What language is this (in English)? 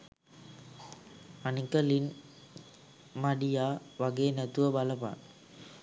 Sinhala